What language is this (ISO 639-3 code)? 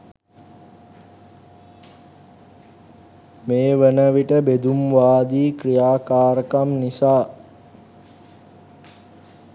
sin